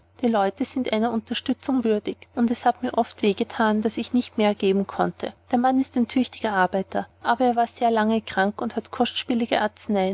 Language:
German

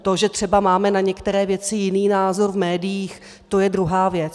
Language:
Czech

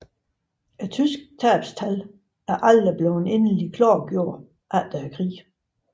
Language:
Danish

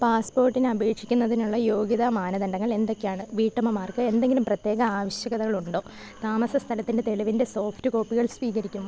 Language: Malayalam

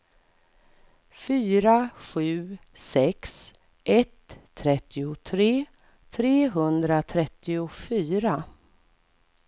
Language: Swedish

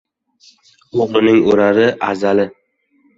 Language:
Uzbek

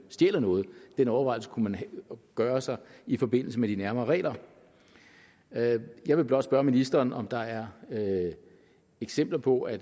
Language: Danish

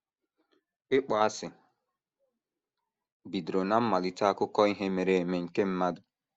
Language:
Igbo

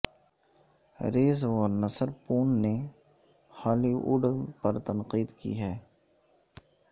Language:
Urdu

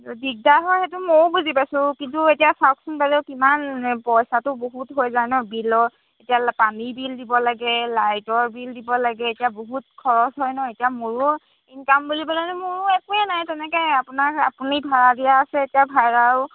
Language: Assamese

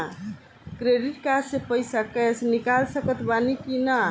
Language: Bhojpuri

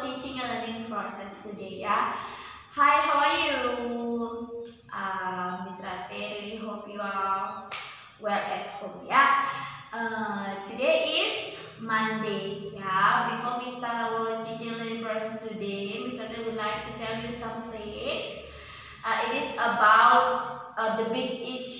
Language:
Indonesian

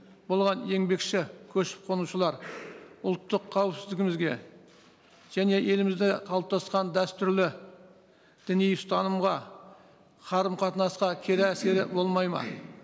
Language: Kazakh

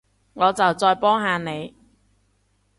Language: Cantonese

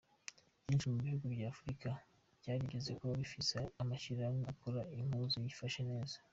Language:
Kinyarwanda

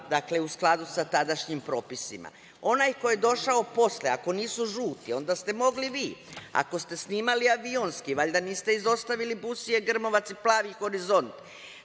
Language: Serbian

